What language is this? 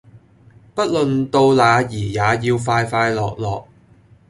Cantonese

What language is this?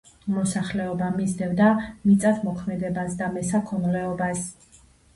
Georgian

